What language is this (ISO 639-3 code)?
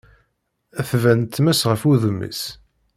kab